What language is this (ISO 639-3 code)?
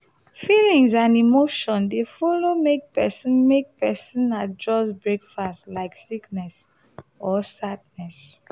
pcm